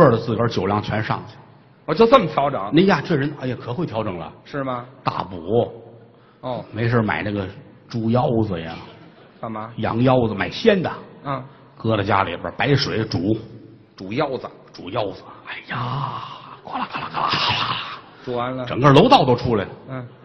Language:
Chinese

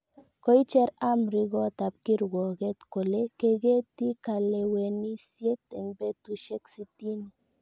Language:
Kalenjin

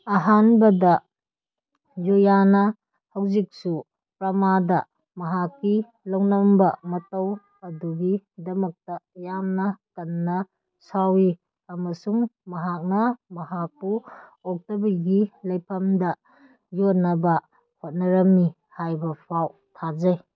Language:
Manipuri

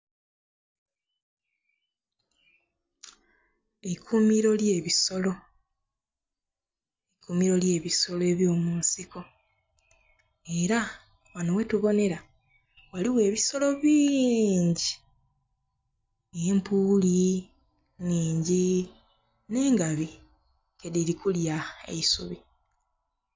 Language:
Soga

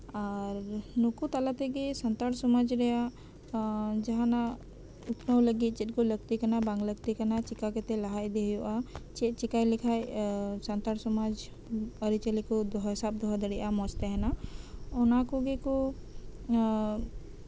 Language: Santali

